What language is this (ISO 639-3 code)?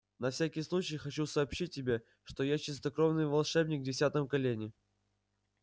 rus